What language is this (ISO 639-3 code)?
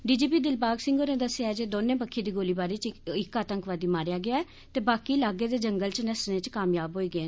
doi